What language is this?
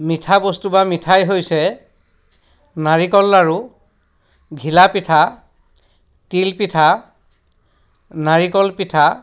Assamese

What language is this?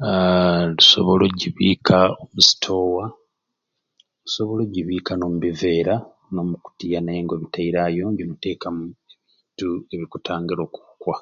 Ruuli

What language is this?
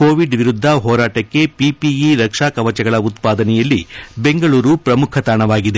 Kannada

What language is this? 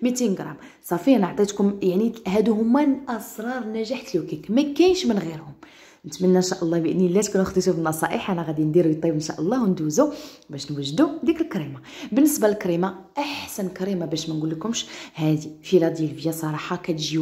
Arabic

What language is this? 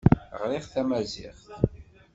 Kabyle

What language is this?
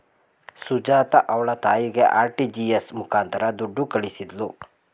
Kannada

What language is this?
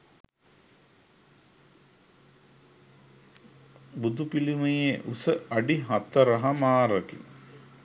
Sinhala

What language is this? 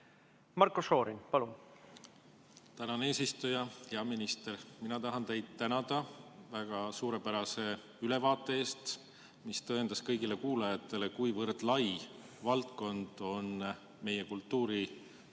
Estonian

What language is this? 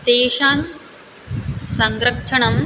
Sanskrit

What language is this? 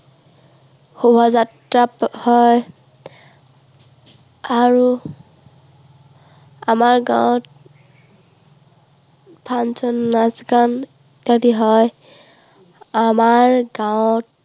Assamese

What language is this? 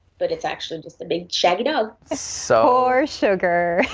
English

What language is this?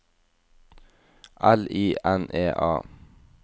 Norwegian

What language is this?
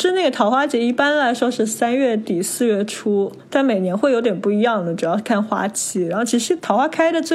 Chinese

